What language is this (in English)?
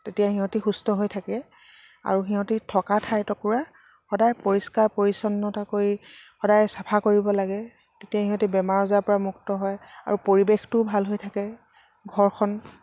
Assamese